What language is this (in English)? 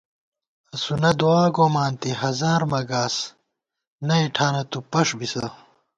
Gawar-Bati